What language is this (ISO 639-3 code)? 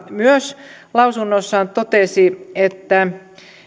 fin